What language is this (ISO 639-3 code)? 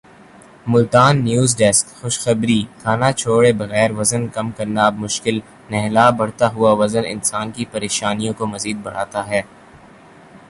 urd